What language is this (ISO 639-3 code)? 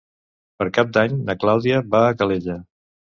cat